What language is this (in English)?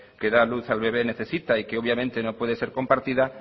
Spanish